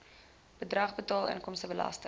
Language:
Afrikaans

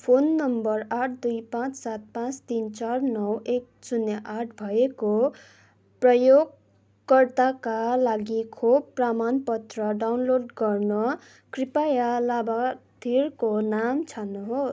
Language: Nepali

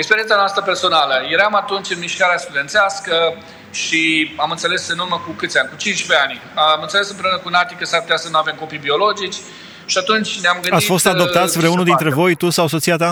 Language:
Romanian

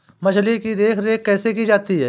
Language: Hindi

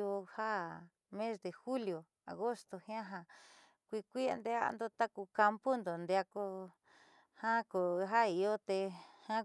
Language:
Southeastern Nochixtlán Mixtec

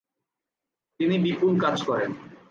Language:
Bangla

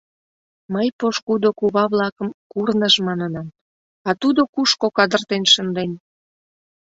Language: Mari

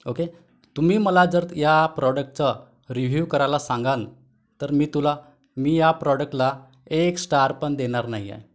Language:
Marathi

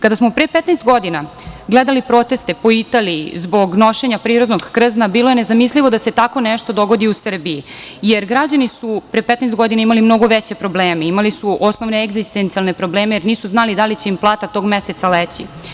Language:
Serbian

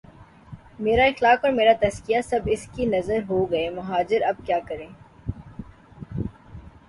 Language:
Urdu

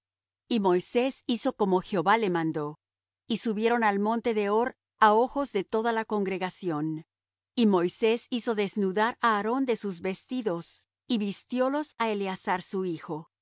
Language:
Spanish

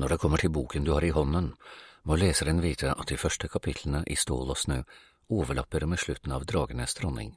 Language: Norwegian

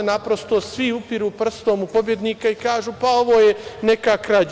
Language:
Serbian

